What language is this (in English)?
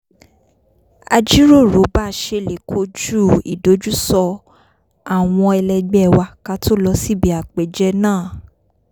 Yoruba